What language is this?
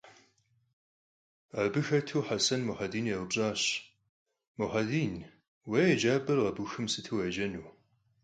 Kabardian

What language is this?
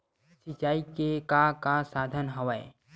Chhattisgarhi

